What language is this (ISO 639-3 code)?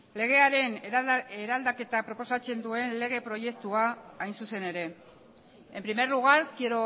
eus